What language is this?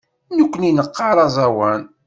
Kabyle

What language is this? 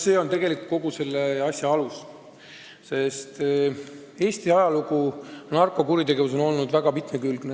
Estonian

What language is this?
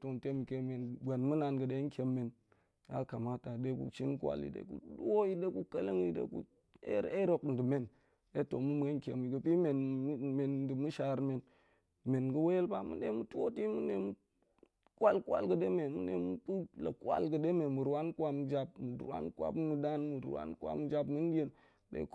Goemai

